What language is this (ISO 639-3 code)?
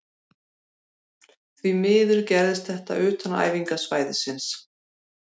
isl